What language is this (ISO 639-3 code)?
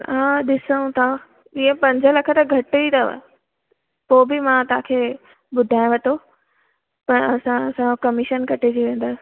snd